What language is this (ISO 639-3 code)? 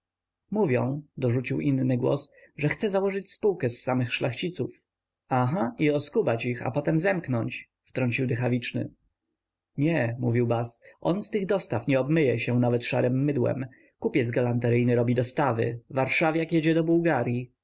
pol